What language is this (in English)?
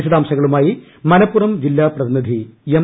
Malayalam